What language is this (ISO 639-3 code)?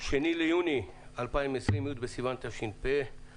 heb